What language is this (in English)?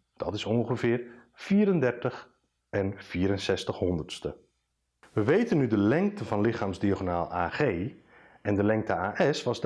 Dutch